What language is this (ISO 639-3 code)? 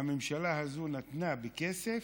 heb